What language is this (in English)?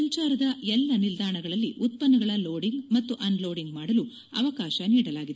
Kannada